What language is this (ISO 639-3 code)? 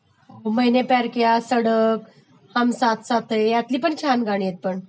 mar